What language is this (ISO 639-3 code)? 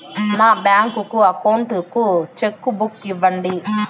tel